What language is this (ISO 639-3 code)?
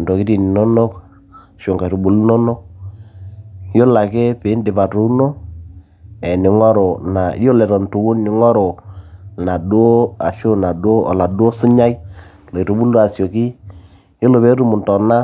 mas